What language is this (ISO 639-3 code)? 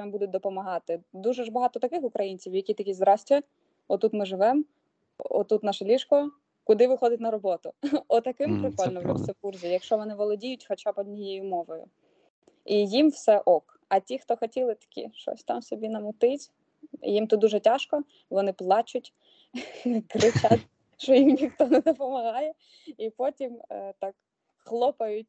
ukr